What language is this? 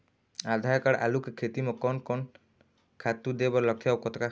Chhattisgarhi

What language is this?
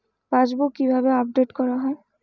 Bangla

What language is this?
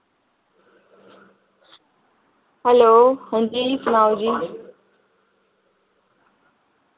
Dogri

